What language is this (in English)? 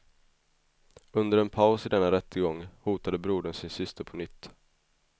Swedish